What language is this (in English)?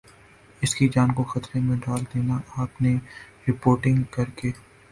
Urdu